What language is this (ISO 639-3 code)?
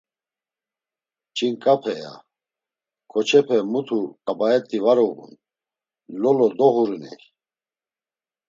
lzz